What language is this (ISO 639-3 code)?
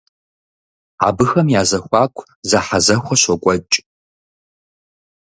kbd